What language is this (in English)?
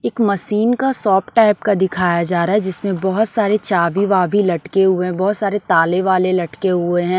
Hindi